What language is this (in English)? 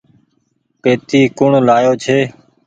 Goaria